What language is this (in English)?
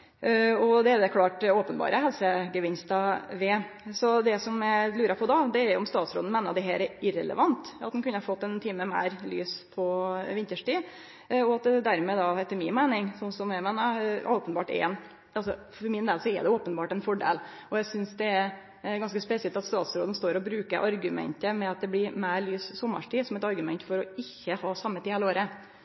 Norwegian Nynorsk